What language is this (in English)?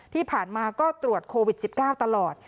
Thai